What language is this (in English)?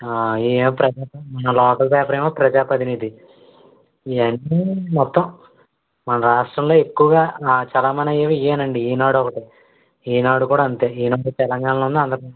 Telugu